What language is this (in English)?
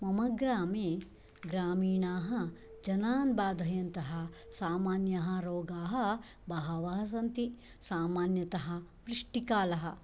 Sanskrit